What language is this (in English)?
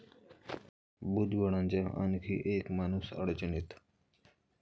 Marathi